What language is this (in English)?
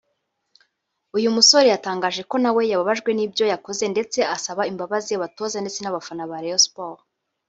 Kinyarwanda